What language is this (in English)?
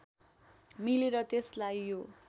Nepali